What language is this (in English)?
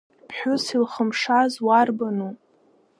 Abkhazian